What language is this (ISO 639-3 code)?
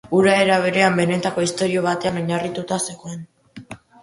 eus